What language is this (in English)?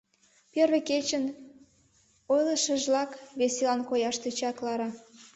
Mari